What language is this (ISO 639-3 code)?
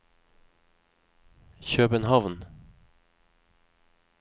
nor